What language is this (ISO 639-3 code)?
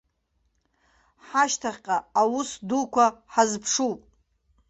abk